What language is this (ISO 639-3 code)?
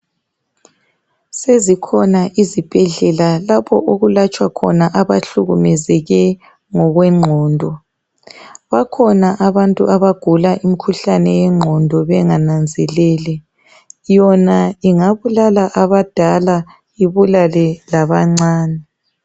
nde